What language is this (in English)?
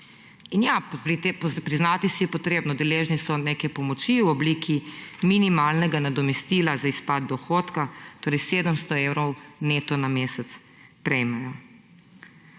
Slovenian